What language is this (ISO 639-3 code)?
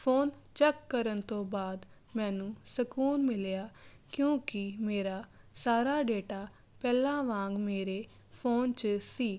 pan